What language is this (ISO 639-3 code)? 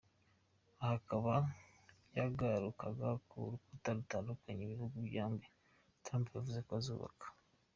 kin